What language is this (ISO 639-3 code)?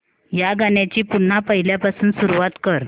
mar